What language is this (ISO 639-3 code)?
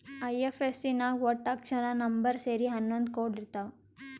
kan